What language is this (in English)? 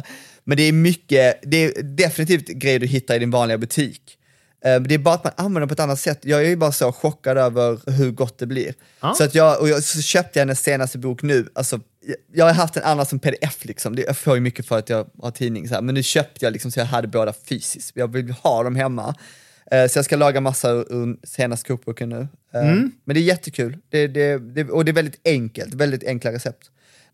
Swedish